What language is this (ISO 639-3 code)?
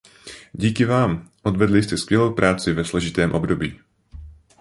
ces